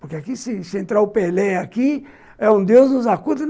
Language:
Portuguese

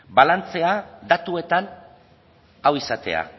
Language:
Basque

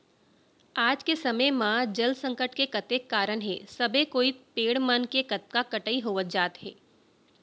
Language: Chhattisgarhi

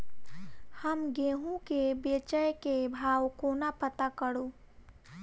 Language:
Maithili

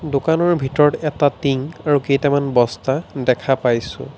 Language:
Assamese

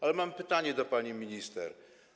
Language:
Polish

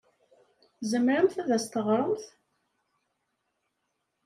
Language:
Kabyle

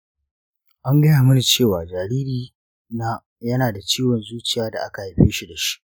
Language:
Hausa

